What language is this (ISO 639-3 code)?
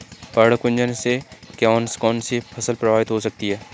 hin